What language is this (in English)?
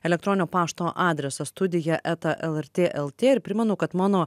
Lithuanian